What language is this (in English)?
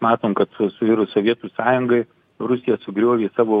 Lithuanian